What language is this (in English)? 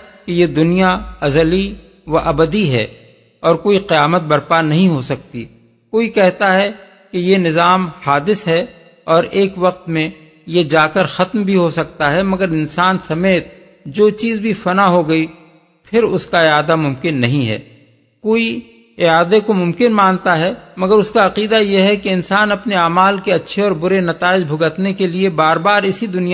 Urdu